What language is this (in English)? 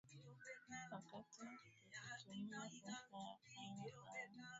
Swahili